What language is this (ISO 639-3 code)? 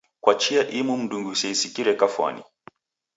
dav